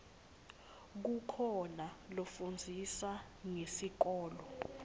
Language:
Swati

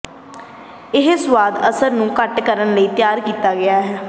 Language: Punjabi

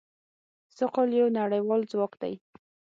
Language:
Pashto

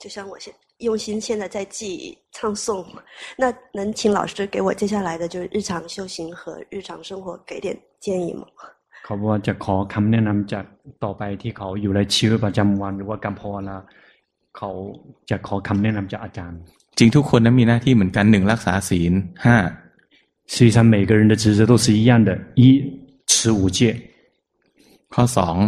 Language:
Chinese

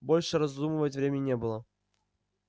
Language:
Russian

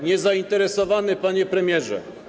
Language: Polish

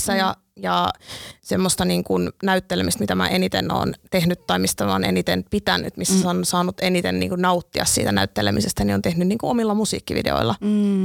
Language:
Finnish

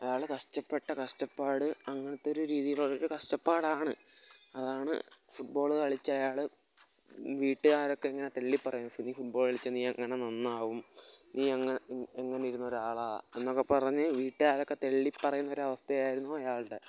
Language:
Malayalam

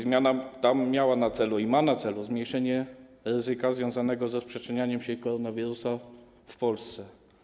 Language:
Polish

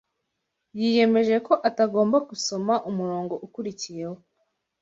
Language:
Kinyarwanda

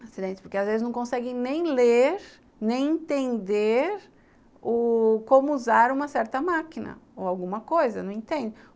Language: Portuguese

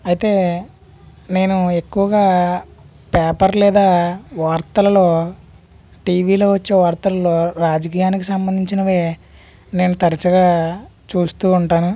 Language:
Telugu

